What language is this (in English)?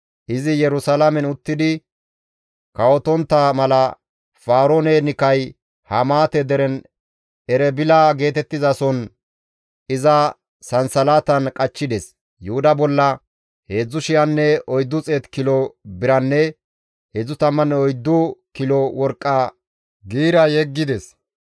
Gamo